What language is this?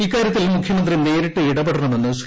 Malayalam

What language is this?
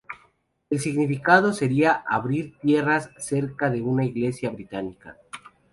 Spanish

